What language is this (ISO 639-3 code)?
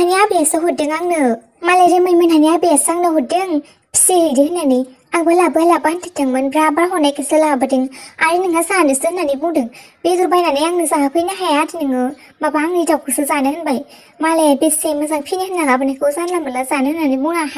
tha